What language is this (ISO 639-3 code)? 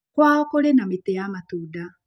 kik